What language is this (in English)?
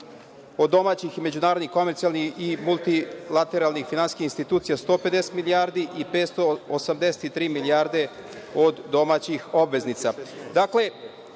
Serbian